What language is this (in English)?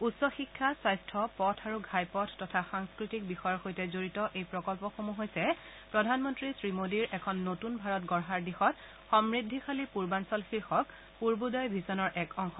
Assamese